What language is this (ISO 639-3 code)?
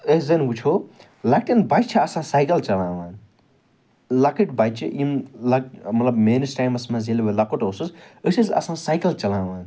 kas